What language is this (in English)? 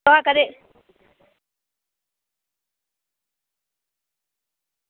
Dogri